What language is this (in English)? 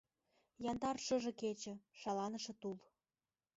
Mari